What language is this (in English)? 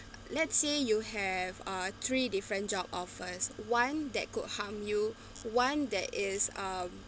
English